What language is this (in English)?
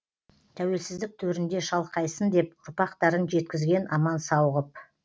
Kazakh